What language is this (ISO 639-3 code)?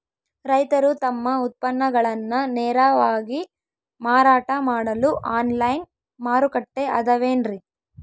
kan